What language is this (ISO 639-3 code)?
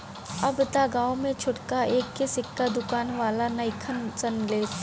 bho